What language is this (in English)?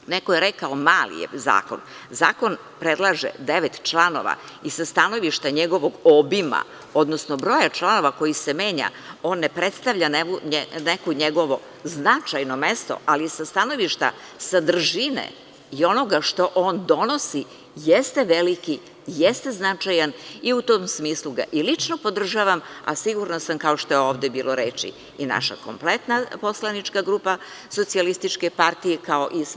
Serbian